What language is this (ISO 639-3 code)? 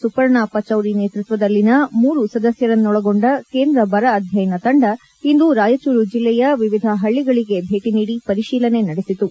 kan